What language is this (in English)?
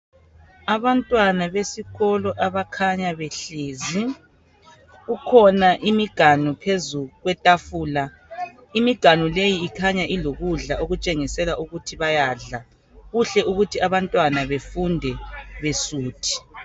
North Ndebele